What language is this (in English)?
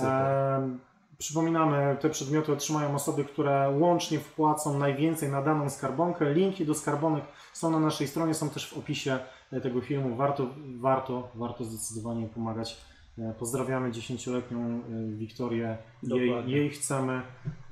Polish